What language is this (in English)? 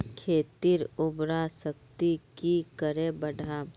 Magahi